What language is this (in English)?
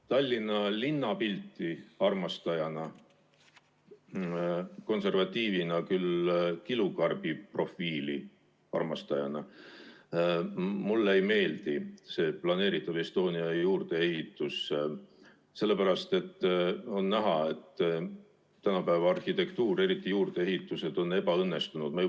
Estonian